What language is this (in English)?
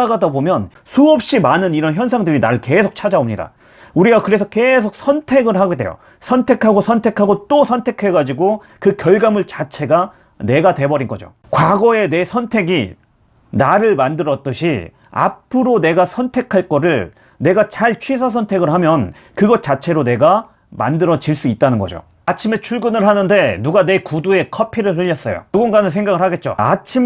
Korean